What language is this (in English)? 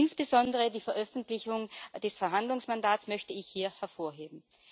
German